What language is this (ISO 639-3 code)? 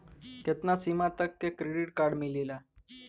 bho